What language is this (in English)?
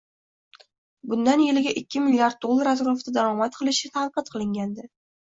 Uzbek